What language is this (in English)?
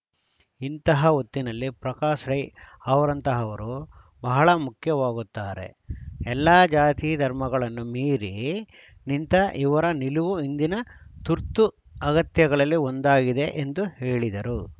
Kannada